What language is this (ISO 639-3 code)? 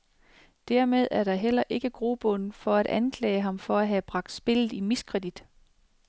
dan